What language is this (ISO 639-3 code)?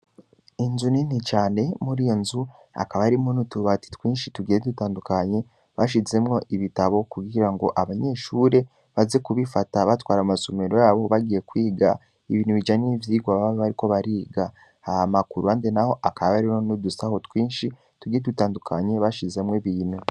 run